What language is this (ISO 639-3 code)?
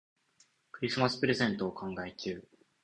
jpn